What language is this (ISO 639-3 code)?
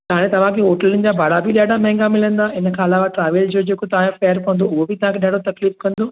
snd